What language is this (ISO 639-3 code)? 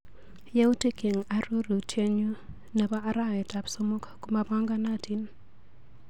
kln